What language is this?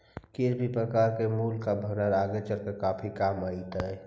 Magahi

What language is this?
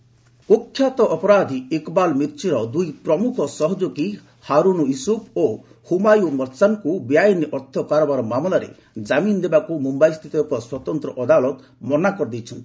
Odia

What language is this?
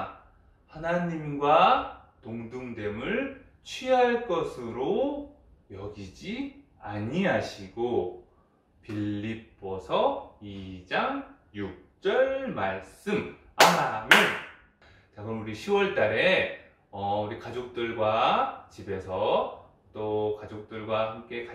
Korean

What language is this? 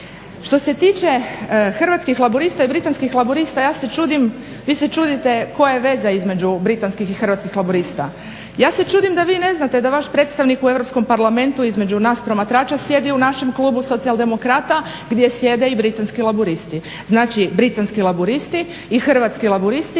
Croatian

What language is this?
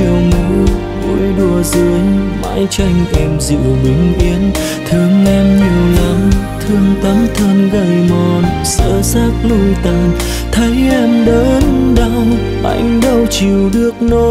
Vietnamese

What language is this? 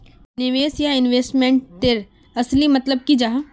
Magahi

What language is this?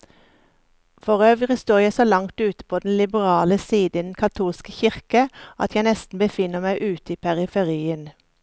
Norwegian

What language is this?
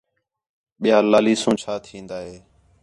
Khetrani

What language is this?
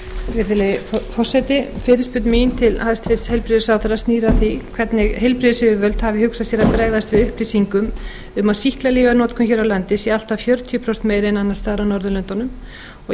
Icelandic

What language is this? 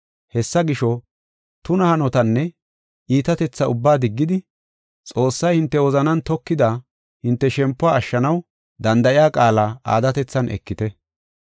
Gofa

